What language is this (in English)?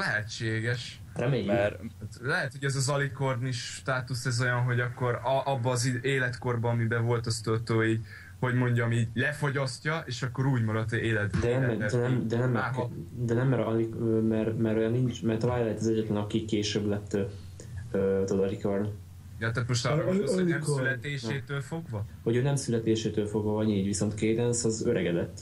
Hungarian